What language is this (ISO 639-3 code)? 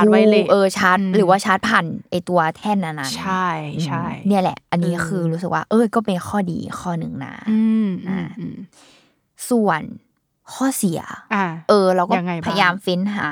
tha